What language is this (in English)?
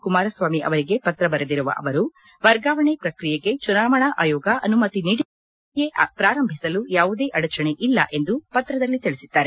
Kannada